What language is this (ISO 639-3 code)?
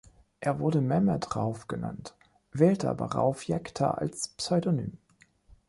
deu